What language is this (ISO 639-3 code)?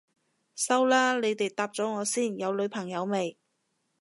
yue